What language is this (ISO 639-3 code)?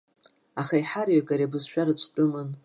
abk